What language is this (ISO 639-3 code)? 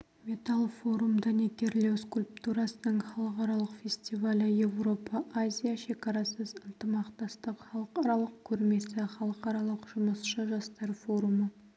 kaz